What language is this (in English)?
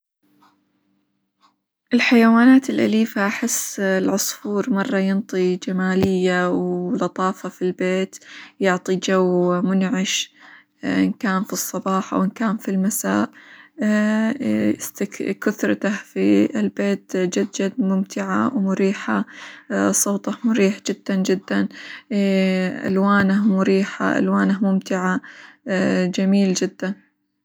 Hijazi Arabic